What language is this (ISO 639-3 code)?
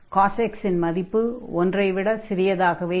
tam